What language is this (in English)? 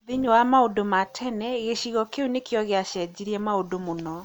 Kikuyu